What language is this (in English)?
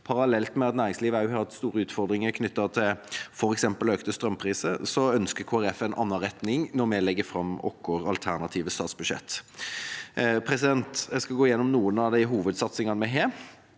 Norwegian